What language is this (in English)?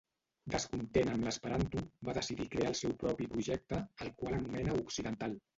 Catalan